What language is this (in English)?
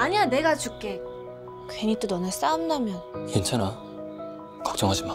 Korean